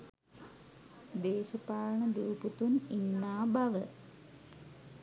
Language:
Sinhala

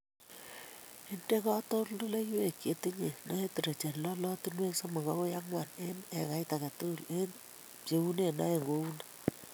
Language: Kalenjin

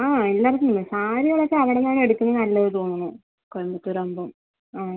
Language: Malayalam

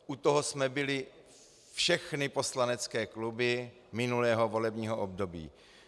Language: Czech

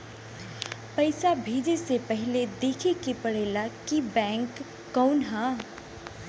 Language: Bhojpuri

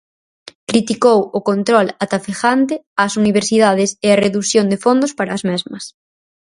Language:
Galician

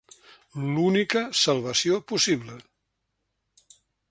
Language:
Catalan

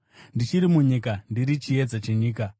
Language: Shona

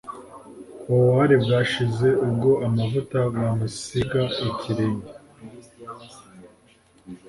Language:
Kinyarwanda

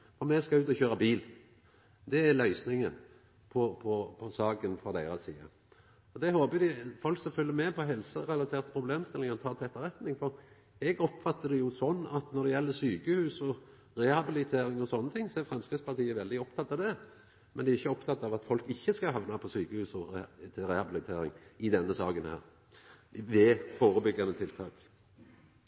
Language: Norwegian Nynorsk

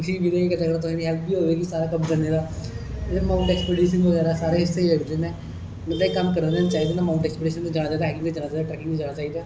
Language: Dogri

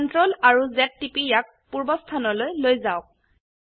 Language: Assamese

